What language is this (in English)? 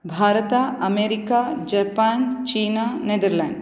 Sanskrit